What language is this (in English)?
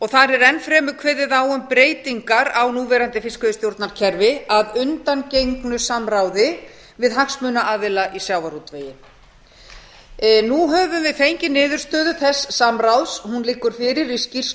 Icelandic